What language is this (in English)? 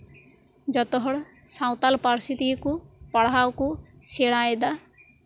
Santali